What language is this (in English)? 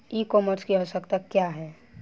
Bhojpuri